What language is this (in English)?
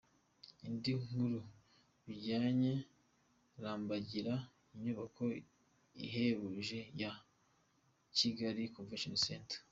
Kinyarwanda